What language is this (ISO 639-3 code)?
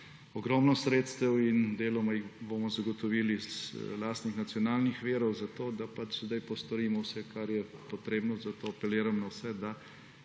slv